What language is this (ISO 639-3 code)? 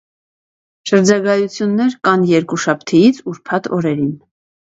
hye